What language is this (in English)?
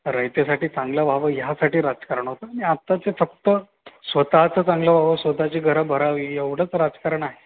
Marathi